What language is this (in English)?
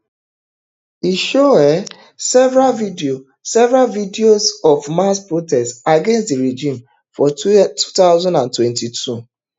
Nigerian Pidgin